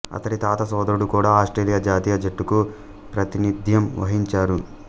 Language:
Telugu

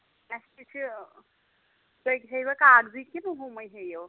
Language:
Kashmiri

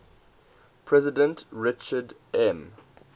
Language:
English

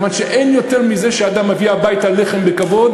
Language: Hebrew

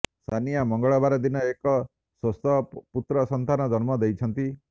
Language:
Odia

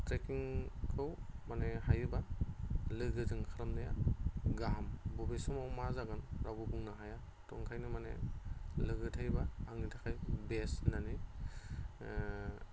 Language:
Bodo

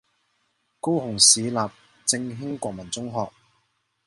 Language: Chinese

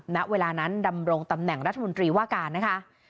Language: Thai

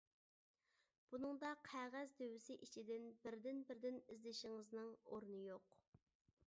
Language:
Uyghur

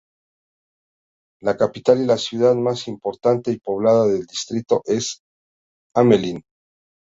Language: Spanish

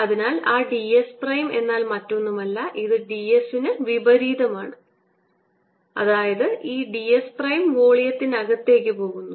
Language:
Malayalam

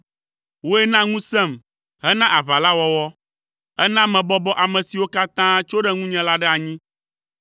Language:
Ewe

